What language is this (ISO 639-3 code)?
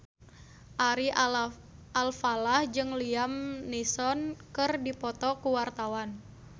sun